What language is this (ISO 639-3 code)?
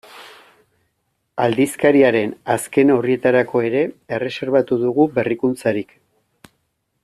eus